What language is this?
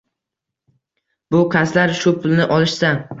Uzbek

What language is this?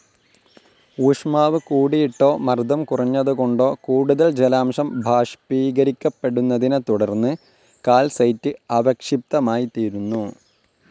Malayalam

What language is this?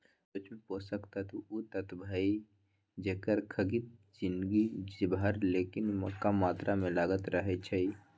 Magahi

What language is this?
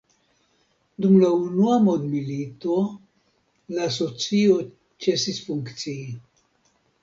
Esperanto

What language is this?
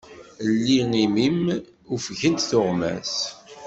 Kabyle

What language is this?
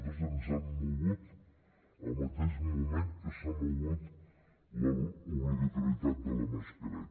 Catalan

